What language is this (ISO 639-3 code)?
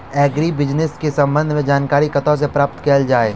mai